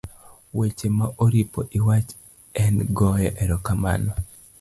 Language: Luo (Kenya and Tanzania)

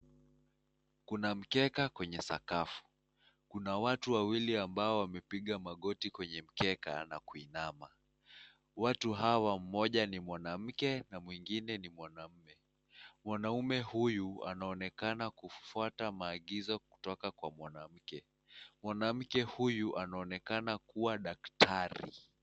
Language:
Swahili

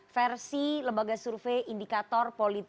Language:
Indonesian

